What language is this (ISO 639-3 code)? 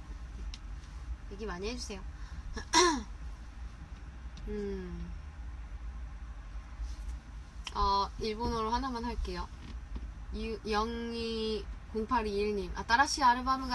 kor